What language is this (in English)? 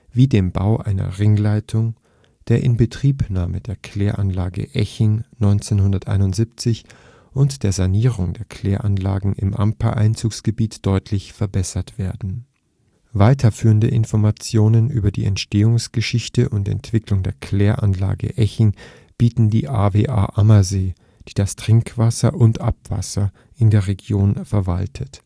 German